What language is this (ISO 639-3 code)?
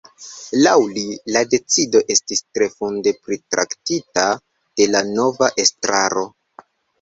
epo